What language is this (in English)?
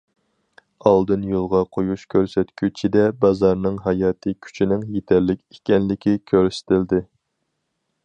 Uyghur